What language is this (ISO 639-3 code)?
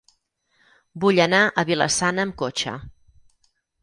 cat